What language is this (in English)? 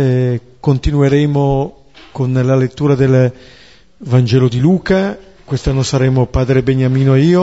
Italian